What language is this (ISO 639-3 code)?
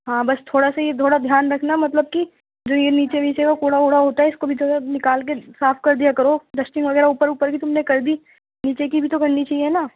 urd